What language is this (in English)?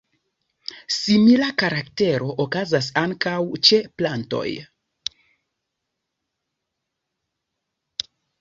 Esperanto